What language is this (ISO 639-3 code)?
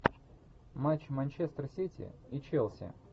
rus